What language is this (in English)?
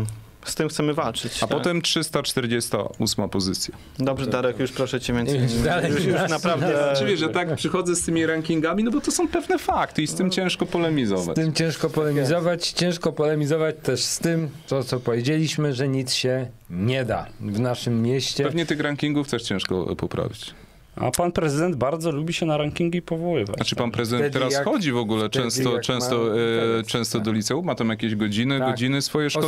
Polish